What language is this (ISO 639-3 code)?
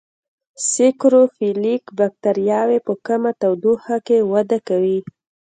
pus